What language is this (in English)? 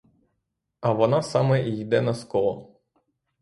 Ukrainian